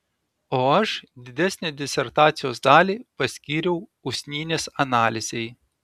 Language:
Lithuanian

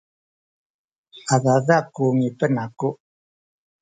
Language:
Sakizaya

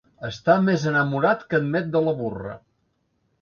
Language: Catalan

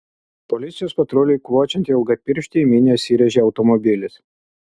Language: Lithuanian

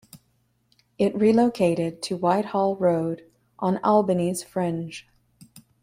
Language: English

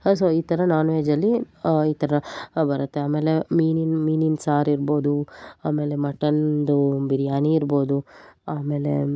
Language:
Kannada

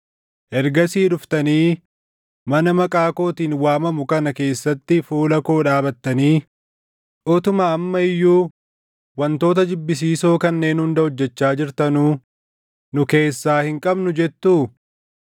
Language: Oromo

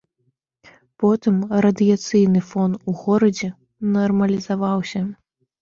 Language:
Belarusian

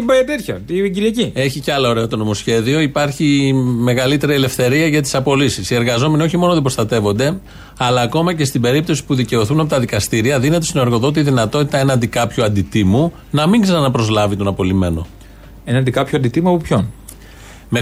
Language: Greek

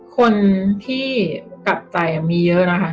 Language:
Thai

